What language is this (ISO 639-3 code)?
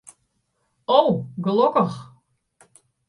fry